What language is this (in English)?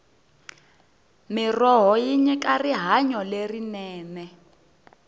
Tsonga